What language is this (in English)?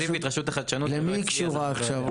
Hebrew